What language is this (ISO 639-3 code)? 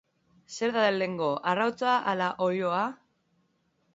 eus